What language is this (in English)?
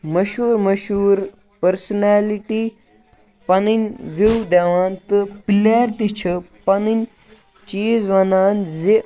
Kashmiri